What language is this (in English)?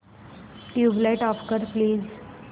Marathi